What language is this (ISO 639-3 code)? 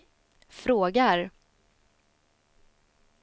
swe